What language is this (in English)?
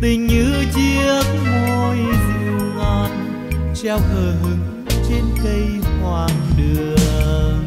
Vietnamese